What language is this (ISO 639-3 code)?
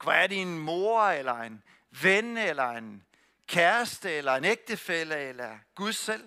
dan